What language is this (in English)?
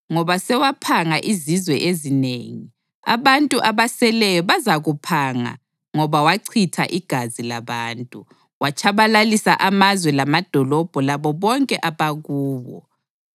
North Ndebele